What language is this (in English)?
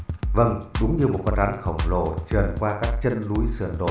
Vietnamese